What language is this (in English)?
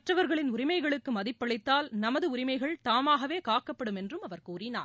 Tamil